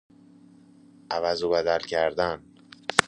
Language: Persian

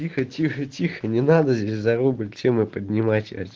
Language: Russian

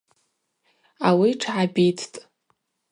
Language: Abaza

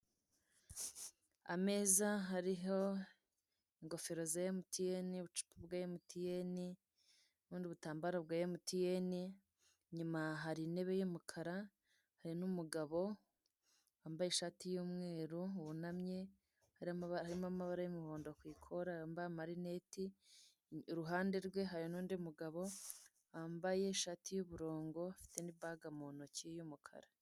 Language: Kinyarwanda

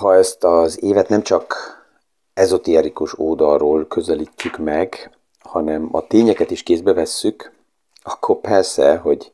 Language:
Hungarian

